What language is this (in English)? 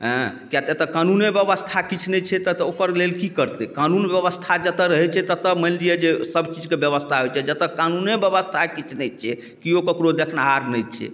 Maithili